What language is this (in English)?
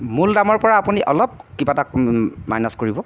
Assamese